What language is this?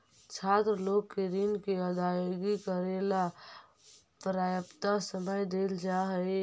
Magahi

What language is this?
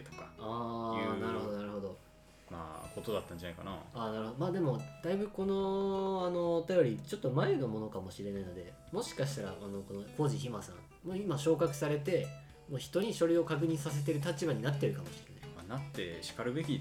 Japanese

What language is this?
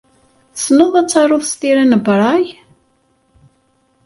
Kabyle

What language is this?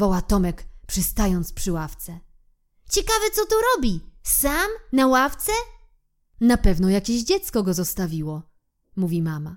Polish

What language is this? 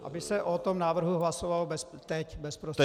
Czech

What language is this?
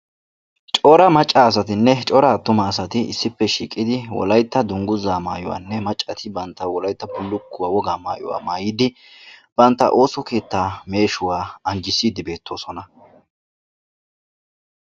Wolaytta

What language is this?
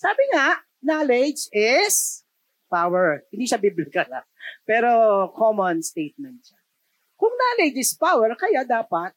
Filipino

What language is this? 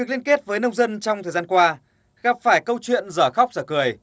Vietnamese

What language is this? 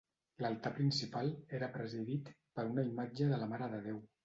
Catalan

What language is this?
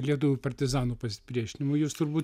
Lithuanian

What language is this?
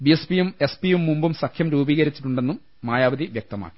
Malayalam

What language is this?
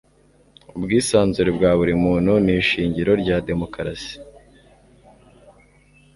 Kinyarwanda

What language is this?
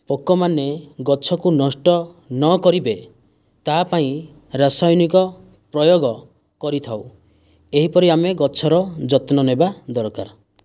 Odia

